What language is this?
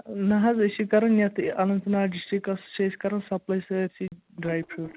Kashmiri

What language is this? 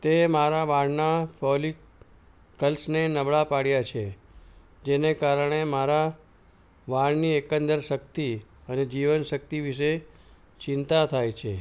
Gujarati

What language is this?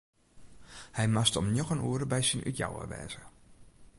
Western Frisian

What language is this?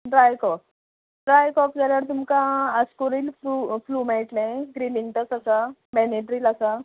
Konkani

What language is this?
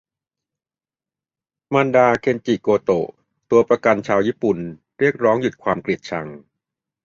Thai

